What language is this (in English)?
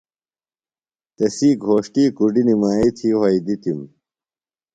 Phalura